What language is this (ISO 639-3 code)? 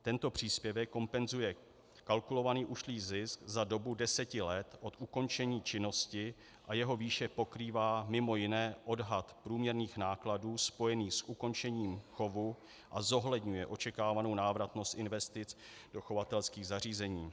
ces